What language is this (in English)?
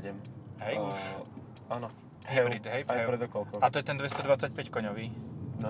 Slovak